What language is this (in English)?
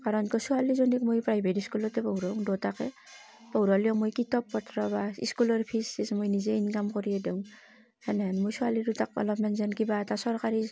Assamese